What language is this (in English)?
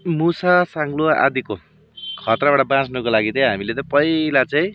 Nepali